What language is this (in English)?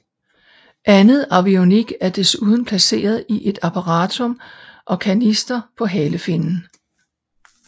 Danish